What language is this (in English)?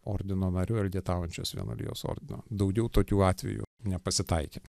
Lithuanian